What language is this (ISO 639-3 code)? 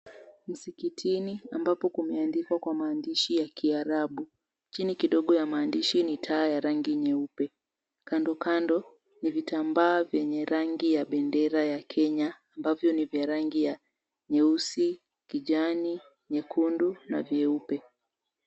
swa